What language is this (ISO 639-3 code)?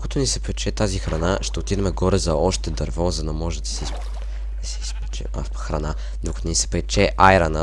bul